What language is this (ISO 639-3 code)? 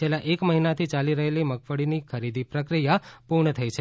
guj